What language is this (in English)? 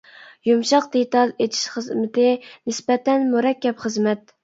Uyghur